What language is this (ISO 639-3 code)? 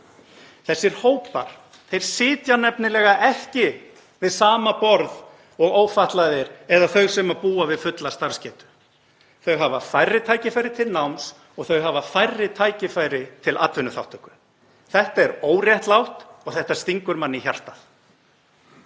isl